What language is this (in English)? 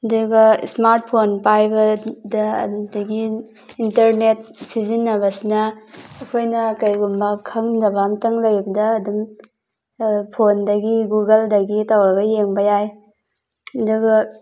Manipuri